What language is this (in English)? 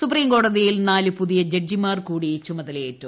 Malayalam